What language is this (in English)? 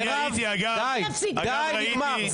Hebrew